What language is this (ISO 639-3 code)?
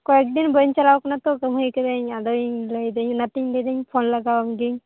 sat